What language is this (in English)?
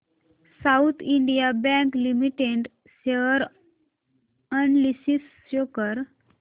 Marathi